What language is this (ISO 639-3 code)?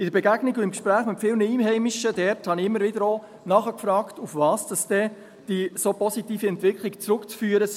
gsw